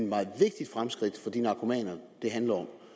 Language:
Danish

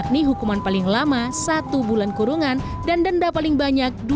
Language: Indonesian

